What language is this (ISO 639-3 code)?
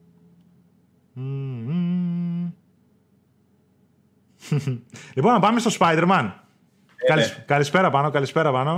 ell